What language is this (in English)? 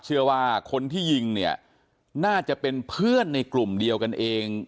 Thai